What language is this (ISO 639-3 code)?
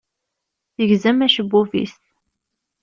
kab